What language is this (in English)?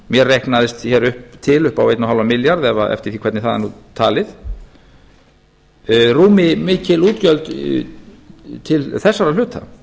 Icelandic